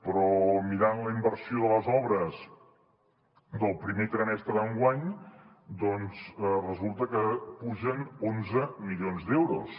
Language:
Catalan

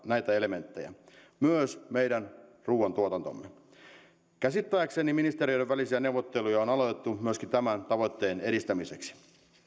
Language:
Finnish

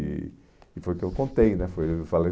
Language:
Portuguese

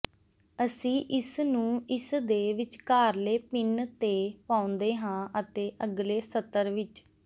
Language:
Punjabi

